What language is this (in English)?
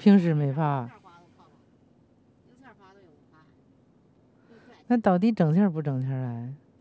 Chinese